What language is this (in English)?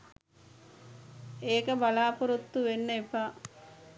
Sinhala